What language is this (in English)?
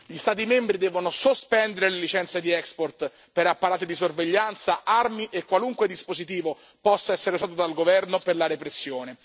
Italian